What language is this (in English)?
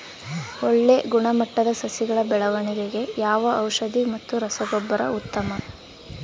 Kannada